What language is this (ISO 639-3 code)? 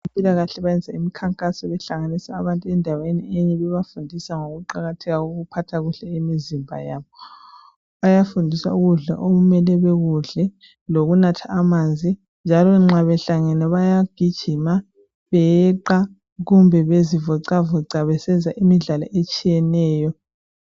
nde